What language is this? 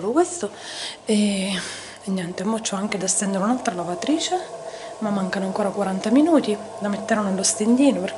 Italian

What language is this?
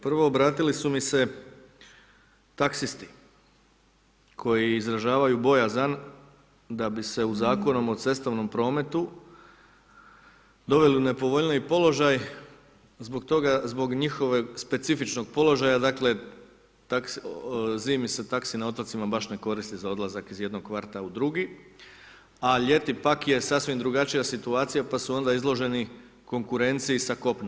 Croatian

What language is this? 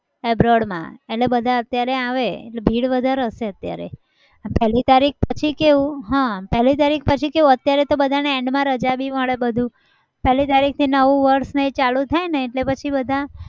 Gujarati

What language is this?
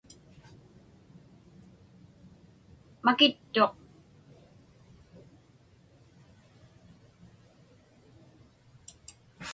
Inupiaq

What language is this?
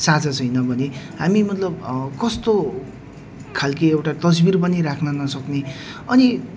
Nepali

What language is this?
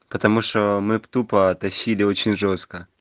Russian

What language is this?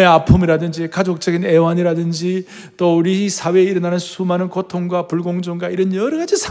Korean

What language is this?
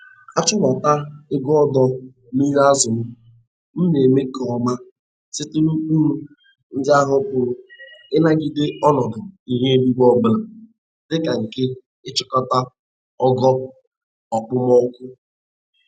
Igbo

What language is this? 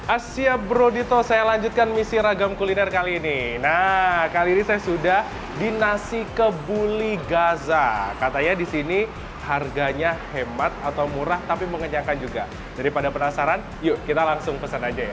Indonesian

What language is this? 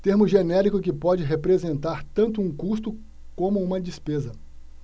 Portuguese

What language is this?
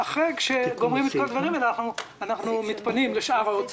Hebrew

